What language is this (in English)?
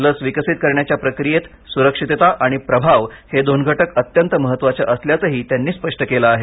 Marathi